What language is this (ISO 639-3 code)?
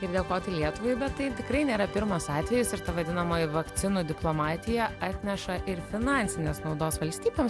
lit